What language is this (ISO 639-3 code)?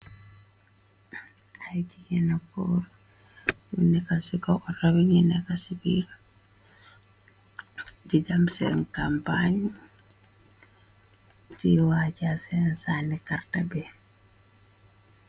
wol